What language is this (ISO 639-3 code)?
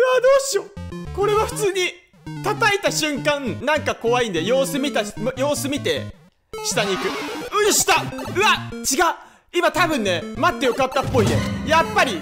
jpn